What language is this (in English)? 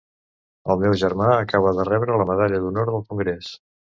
Catalan